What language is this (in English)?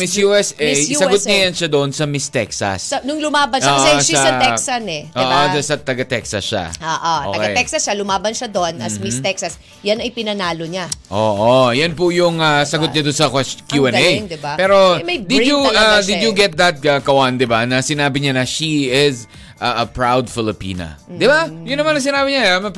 Filipino